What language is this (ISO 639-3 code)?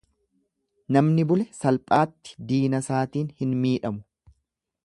orm